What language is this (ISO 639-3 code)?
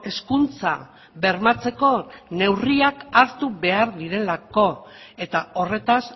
eus